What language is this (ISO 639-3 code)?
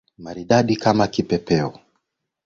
swa